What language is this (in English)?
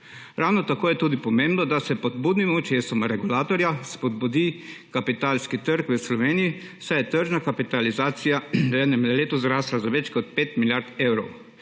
Slovenian